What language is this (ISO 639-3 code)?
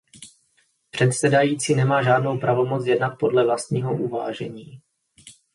ces